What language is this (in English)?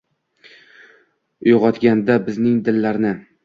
Uzbek